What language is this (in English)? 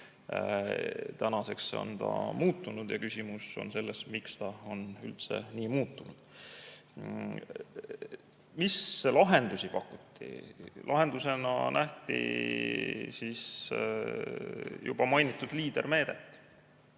Estonian